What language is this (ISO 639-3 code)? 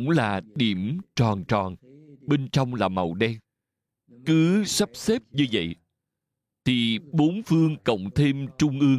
vie